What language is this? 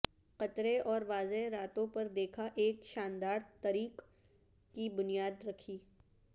Urdu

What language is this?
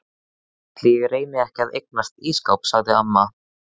Icelandic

